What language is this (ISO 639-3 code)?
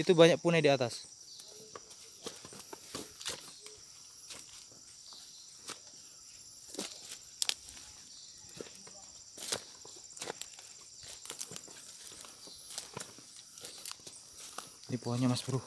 ind